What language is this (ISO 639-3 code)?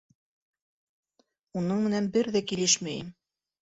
bak